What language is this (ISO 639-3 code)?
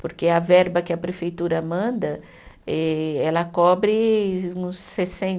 por